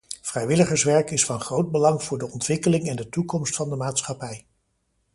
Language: Dutch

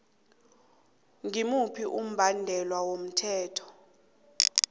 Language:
South Ndebele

